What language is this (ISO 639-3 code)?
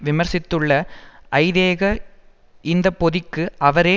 tam